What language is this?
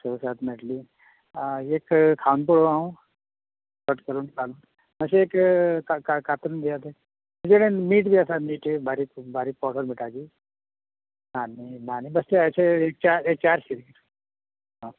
Konkani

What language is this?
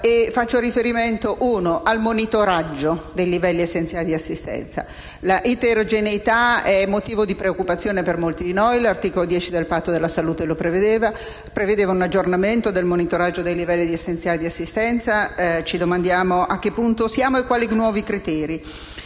Italian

